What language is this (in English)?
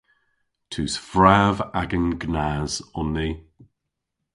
Cornish